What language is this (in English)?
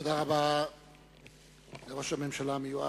Hebrew